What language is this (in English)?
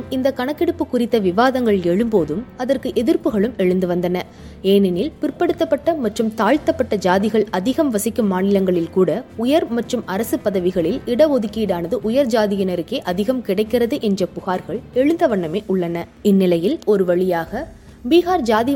Tamil